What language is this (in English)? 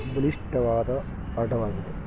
Kannada